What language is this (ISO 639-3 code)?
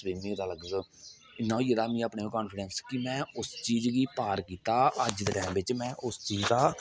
doi